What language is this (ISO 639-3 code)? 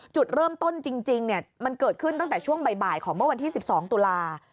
tha